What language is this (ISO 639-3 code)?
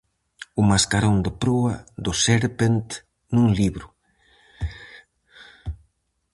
glg